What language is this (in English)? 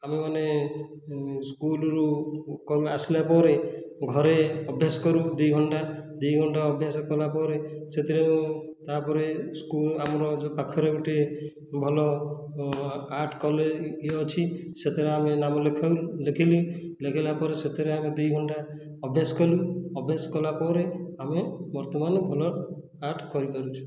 Odia